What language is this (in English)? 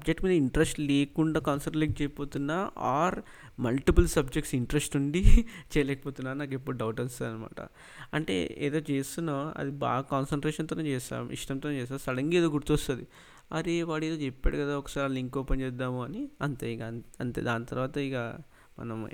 Telugu